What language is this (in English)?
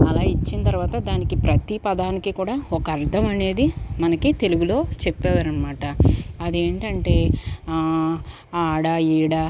Telugu